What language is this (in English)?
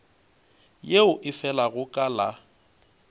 Northern Sotho